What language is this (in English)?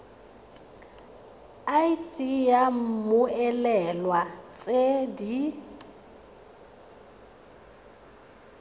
Tswana